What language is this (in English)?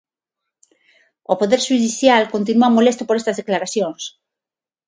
Galician